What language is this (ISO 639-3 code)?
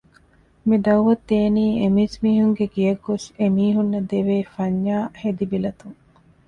div